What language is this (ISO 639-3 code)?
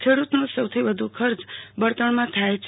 guj